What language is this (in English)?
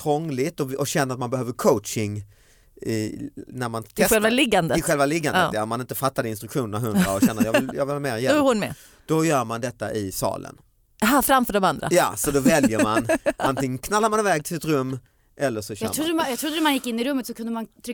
Swedish